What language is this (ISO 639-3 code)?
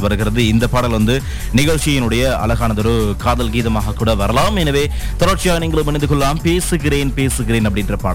tam